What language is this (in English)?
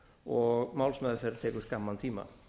Icelandic